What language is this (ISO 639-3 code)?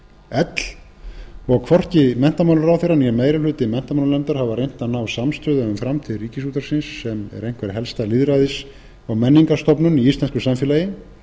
isl